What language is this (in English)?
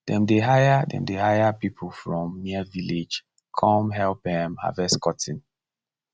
Nigerian Pidgin